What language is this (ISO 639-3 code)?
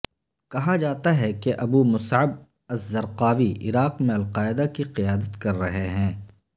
urd